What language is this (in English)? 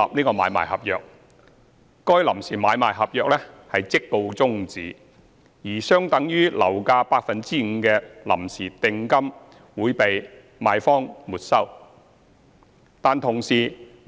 Cantonese